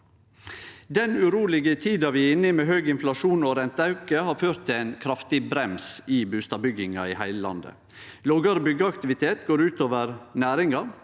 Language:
Norwegian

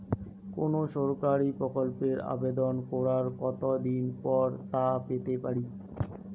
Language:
Bangla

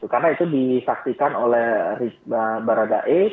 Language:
Indonesian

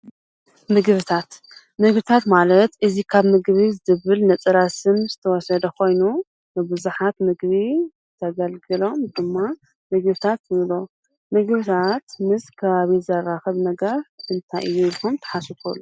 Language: Tigrinya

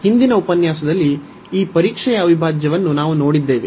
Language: Kannada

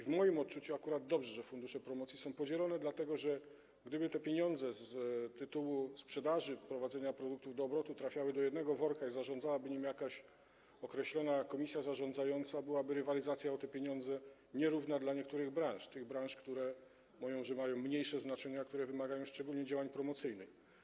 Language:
Polish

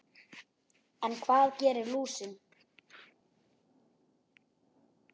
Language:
Icelandic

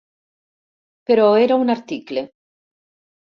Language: Catalan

